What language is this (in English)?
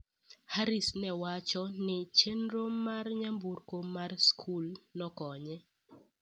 Luo (Kenya and Tanzania)